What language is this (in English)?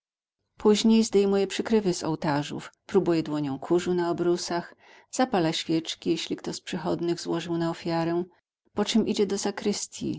Polish